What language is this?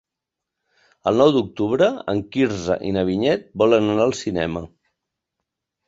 Catalan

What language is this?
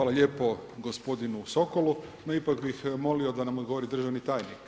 Croatian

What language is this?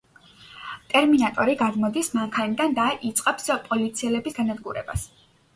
Georgian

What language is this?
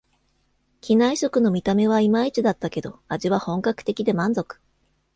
Japanese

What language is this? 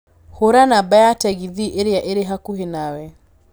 Kikuyu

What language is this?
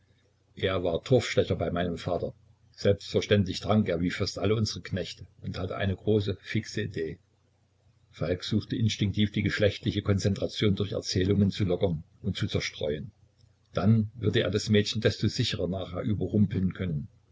German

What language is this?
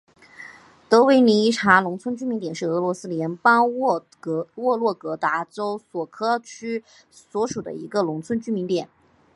Chinese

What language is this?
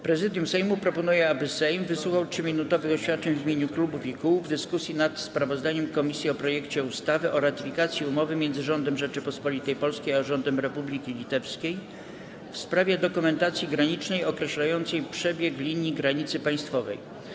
Polish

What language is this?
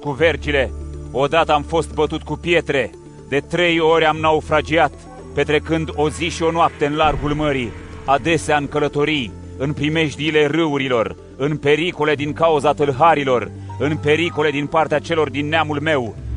Romanian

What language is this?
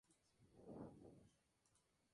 Spanish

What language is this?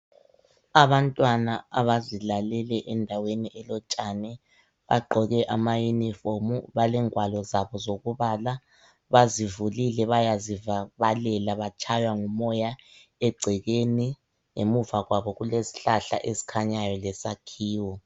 North Ndebele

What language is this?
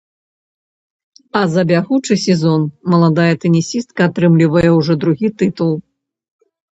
Belarusian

